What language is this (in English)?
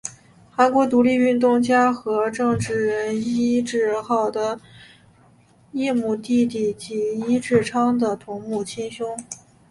Chinese